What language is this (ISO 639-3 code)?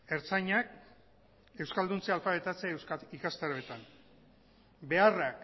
eus